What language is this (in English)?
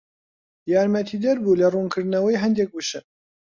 Central Kurdish